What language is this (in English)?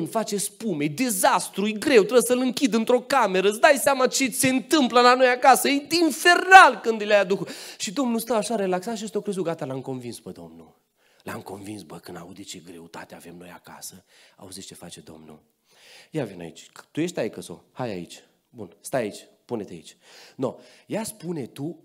Romanian